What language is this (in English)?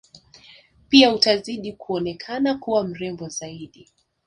Swahili